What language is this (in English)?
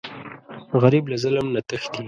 Pashto